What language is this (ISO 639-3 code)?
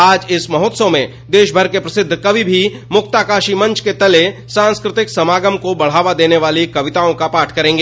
hin